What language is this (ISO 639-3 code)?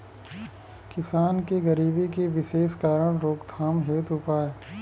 bho